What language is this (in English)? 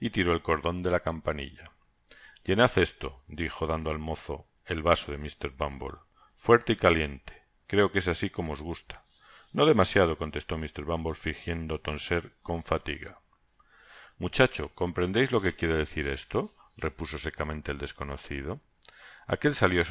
Spanish